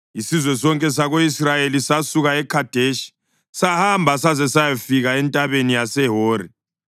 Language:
North Ndebele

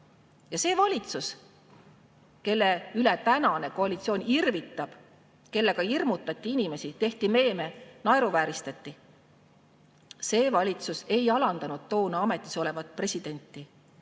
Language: Estonian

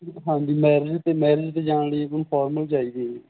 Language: Punjabi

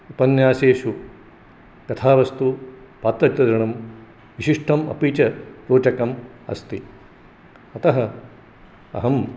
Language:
Sanskrit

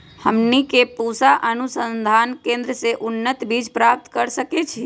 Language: Magahi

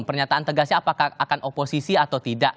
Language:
Indonesian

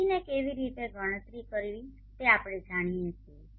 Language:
Gujarati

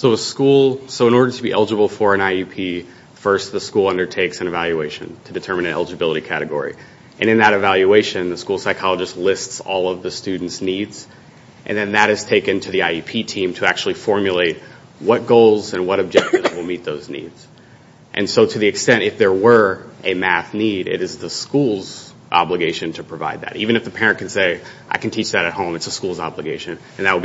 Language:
English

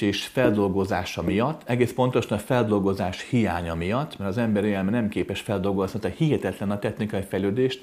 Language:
Hungarian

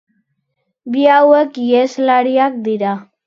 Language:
Basque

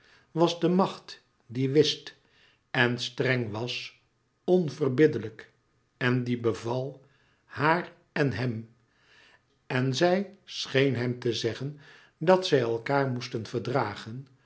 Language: Dutch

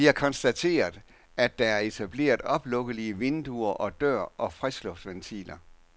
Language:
Danish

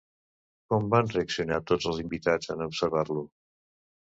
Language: Catalan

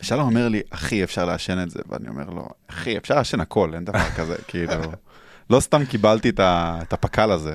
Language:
Hebrew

